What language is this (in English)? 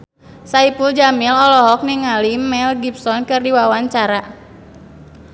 Sundanese